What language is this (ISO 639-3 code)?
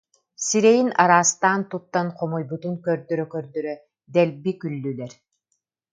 sah